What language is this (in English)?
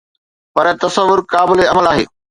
Sindhi